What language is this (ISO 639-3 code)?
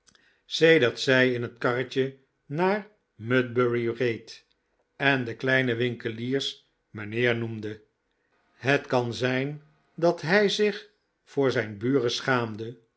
nld